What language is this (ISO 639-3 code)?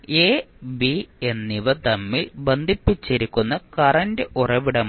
mal